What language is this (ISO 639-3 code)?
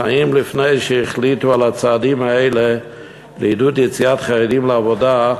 heb